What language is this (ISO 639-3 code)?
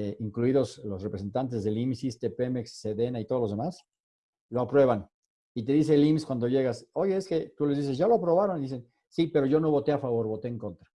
spa